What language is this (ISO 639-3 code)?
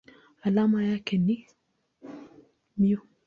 swa